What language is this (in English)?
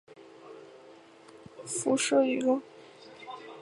Chinese